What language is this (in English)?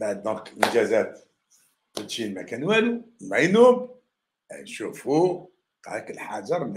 Arabic